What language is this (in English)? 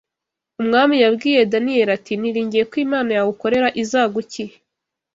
Kinyarwanda